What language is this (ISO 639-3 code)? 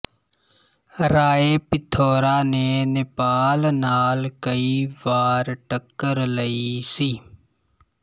pan